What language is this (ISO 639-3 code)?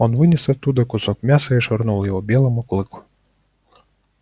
rus